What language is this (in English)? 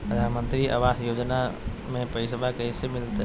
Magahi